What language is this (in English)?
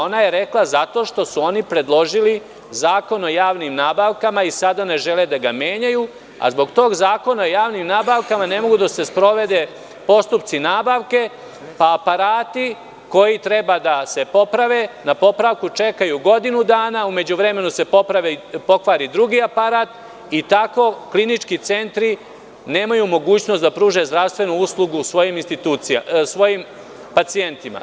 Serbian